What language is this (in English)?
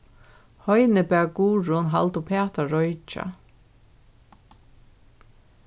Faroese